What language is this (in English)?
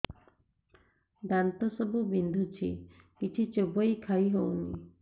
Odia